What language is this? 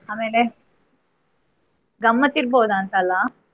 Kannada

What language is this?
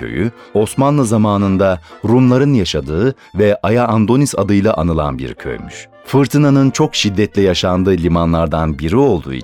Turkish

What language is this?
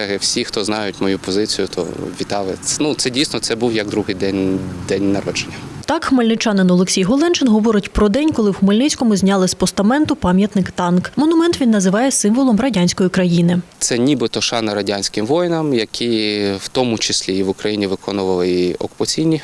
Ukrainian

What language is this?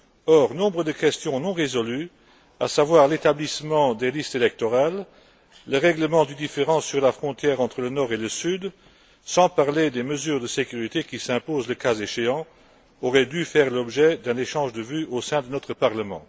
French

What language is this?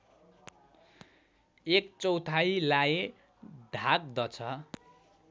Nepali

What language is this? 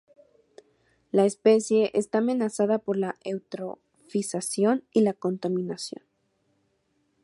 Spanish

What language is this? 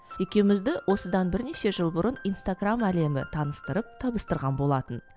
Kazakh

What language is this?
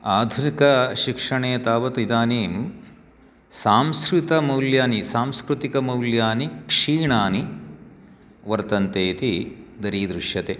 Sanskrit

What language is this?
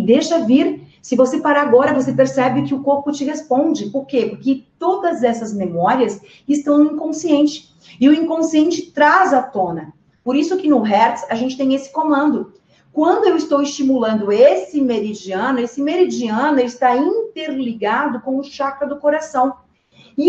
Portuguese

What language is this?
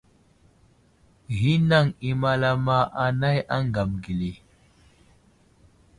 Wuzlam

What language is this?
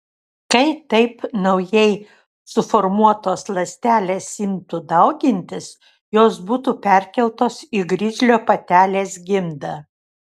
Lithuanian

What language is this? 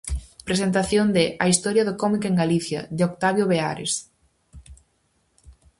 Galician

